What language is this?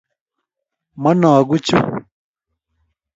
Kalenjin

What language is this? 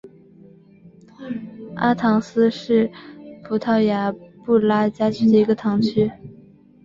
Chinese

